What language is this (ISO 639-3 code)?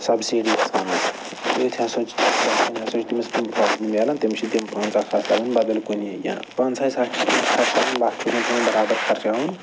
kas